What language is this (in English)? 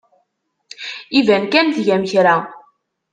Kabyle